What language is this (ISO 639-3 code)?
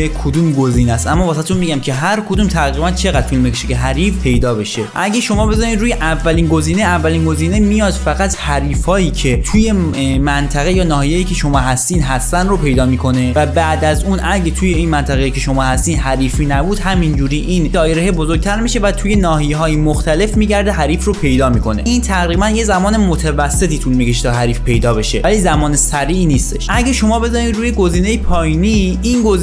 fas